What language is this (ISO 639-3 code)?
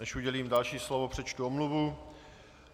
ces